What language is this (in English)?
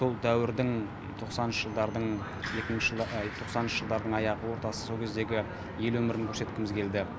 Kazakh